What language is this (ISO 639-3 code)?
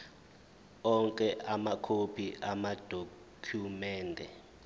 zul